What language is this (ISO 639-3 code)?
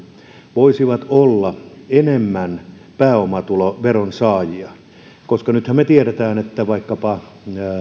fin